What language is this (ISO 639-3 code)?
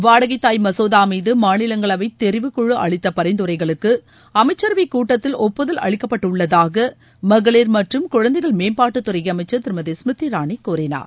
tam